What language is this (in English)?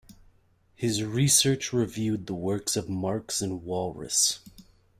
English